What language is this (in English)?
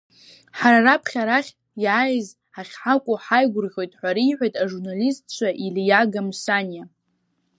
Abkhazian